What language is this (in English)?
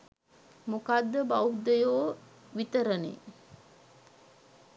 Sinhala